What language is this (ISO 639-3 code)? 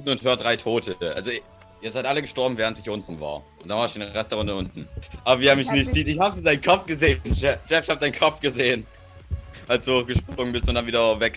deu